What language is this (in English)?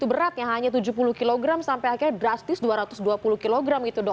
Indonesian